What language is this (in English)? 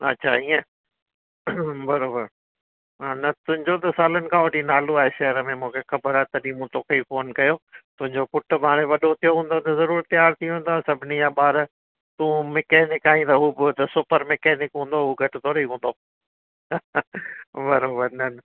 Sindhi